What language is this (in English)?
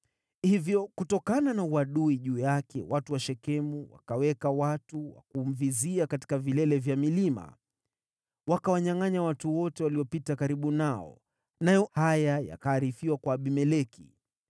Swahili